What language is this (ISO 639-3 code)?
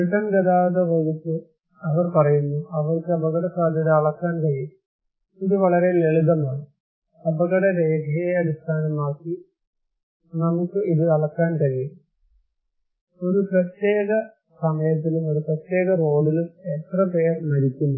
mal